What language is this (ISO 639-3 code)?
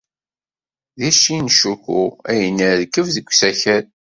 kab